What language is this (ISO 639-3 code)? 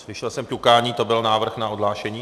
ces